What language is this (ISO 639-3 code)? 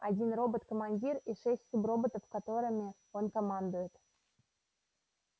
rus